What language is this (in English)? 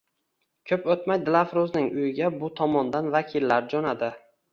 Uzbek